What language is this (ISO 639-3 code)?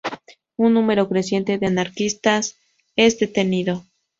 spa